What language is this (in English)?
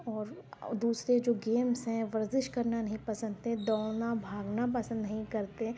Urdu